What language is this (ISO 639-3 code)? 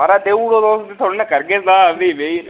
doi